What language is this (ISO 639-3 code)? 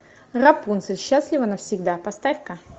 rus